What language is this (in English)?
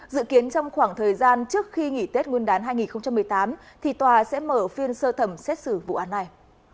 Vietnamese